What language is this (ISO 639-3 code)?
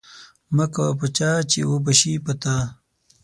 pus